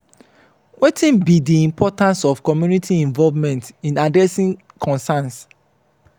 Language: Nigerian Pidgin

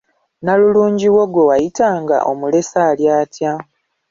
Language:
Ganda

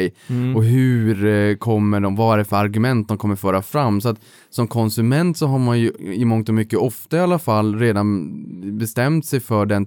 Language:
Swedish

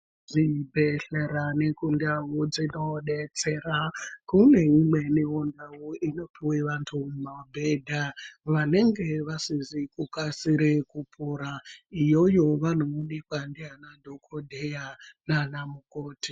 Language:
Ndau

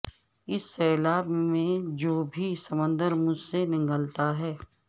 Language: Urdu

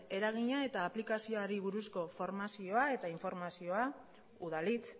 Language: Basque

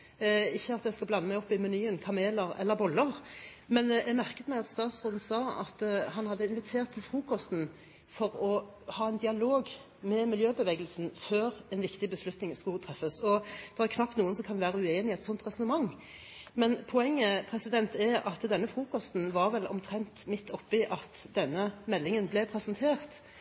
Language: Norwegian Bokmål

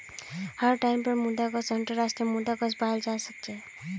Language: Magahi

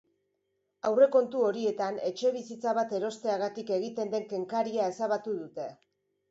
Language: Basque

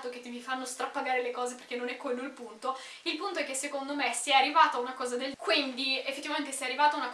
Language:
Italian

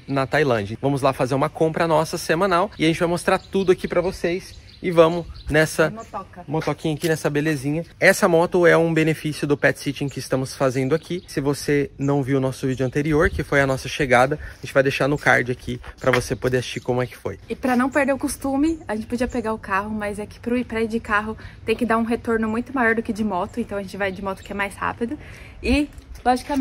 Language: Portuguese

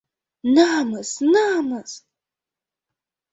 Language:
Mari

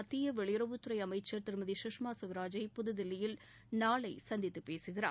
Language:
Tamil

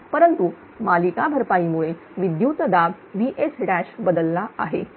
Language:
Marathi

